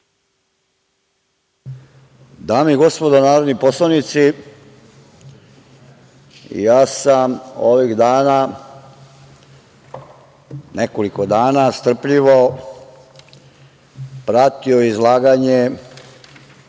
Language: Serbian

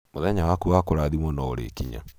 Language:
Kikuyu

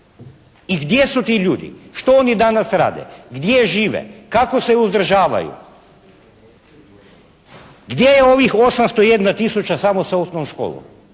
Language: Croatian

